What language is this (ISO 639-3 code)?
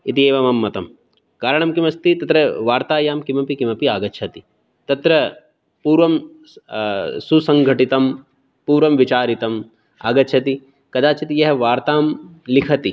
san